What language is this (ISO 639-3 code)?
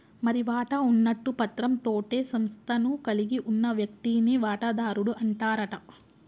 tel